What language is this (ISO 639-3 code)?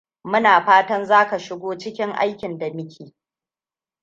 hau